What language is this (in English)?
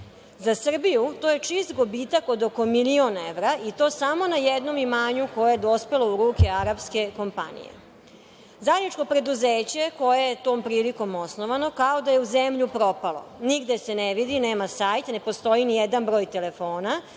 Serbian